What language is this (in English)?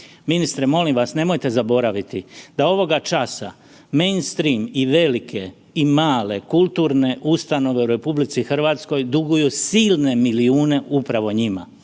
Croatian